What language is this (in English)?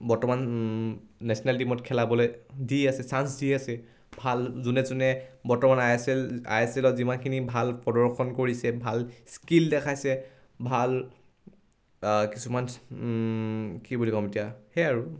Assamese